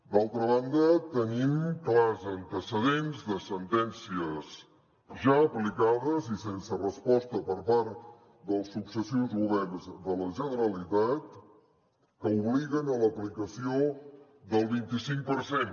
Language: Catalan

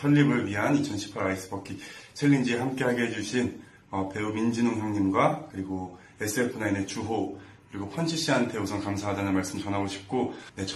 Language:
Korean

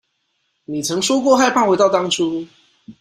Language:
Chinese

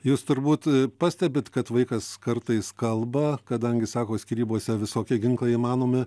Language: Lithuanian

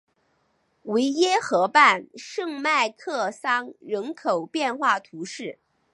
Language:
Chinese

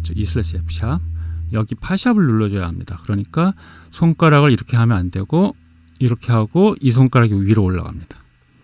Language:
Korean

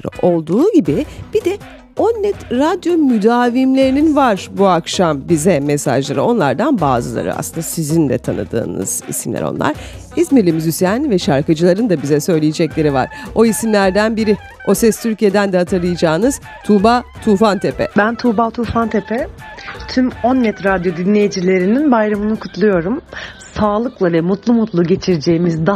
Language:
Turkish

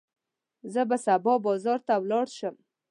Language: Pashto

